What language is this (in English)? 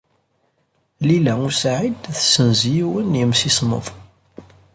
Kabyle